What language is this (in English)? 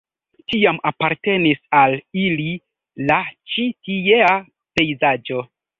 Esperanto